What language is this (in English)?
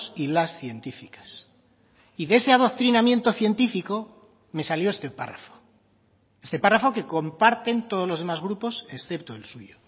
Spanish